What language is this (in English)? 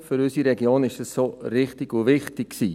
Swiss German